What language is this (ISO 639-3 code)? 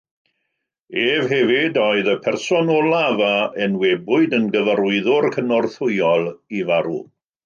cym